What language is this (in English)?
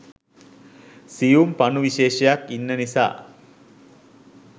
Sinhala